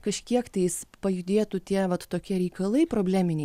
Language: Lithuanian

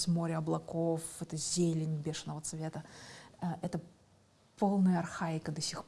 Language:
Russian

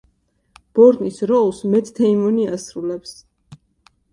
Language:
Georgian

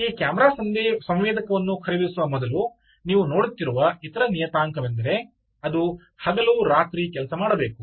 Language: Kannada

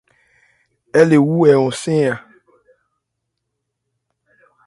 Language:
Ebrié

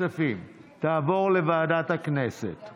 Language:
Hebrew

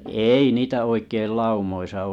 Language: Finnish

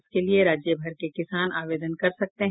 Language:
Hindi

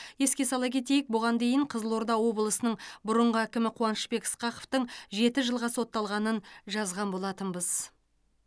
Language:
Kazakh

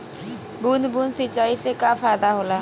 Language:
Bhojpuri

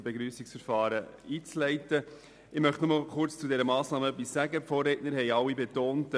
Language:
Swiss German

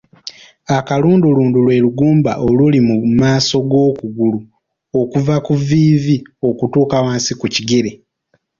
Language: Ganda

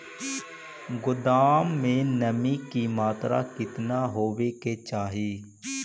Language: Magahi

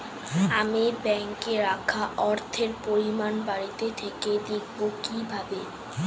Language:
Bangla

